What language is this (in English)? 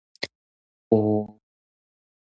Min Nan Chinese